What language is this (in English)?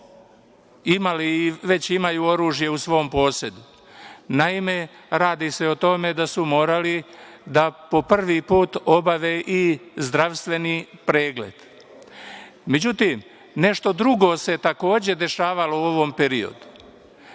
Serbian